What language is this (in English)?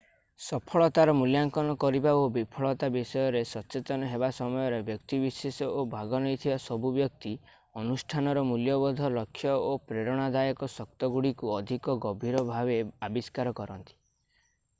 Odia